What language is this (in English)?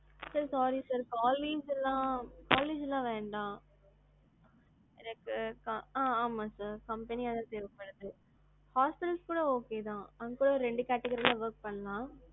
Tamil